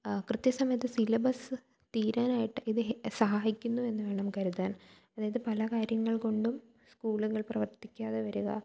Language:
Malayalam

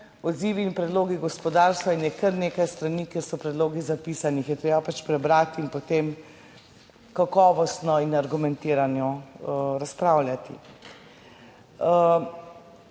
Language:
Slovenian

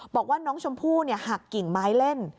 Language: Thai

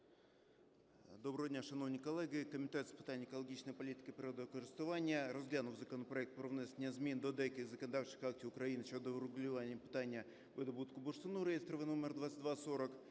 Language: Ukrainian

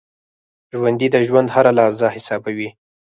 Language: Pashto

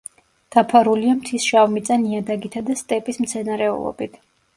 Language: Georgian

